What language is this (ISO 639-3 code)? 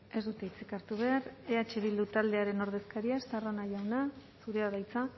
eus